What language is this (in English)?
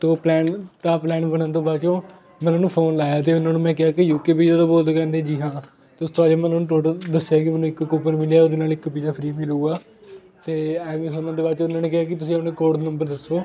Punjabi